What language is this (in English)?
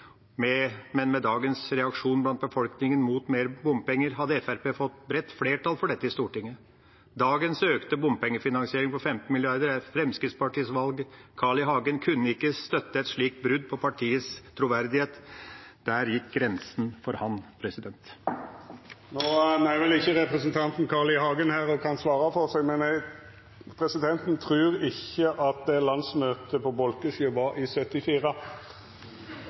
Norwegian